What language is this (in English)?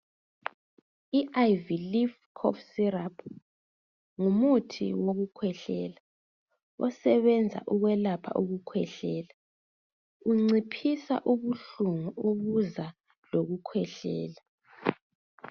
North Ndebele